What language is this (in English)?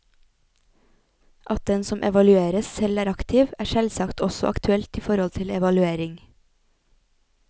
Norwegian